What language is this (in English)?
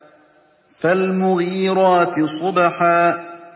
Arabic